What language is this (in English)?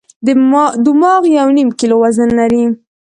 Pashto